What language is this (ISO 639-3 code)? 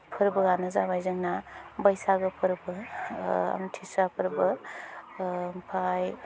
brx